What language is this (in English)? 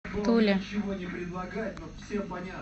Russian